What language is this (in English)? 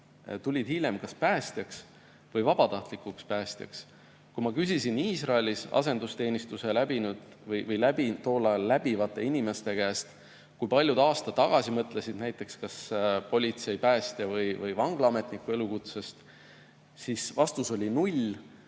Estonian